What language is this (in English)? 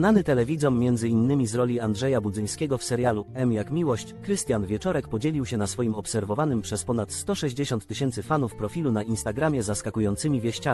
Polish